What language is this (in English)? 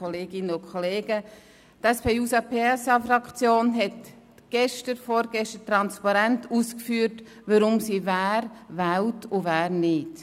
Swiss German